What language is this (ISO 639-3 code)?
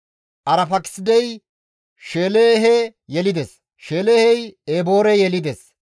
gmv